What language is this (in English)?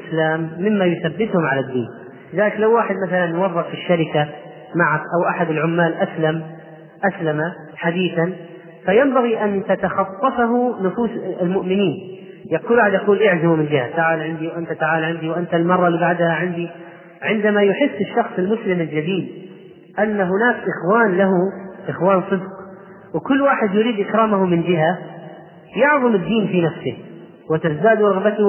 Arabic